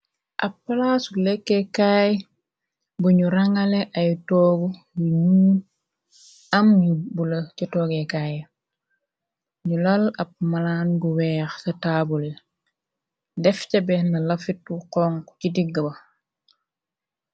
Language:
Wolof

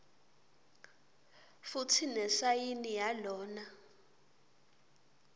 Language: Swati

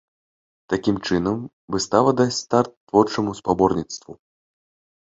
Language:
Belarusian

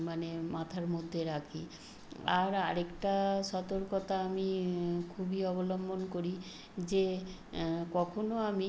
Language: Bangla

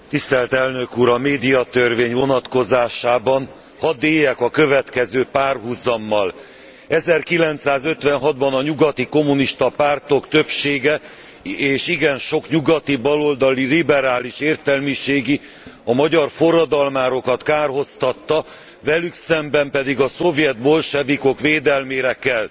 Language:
Hungarian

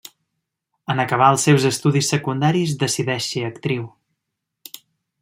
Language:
Catalan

